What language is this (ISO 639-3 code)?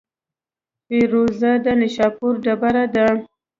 pus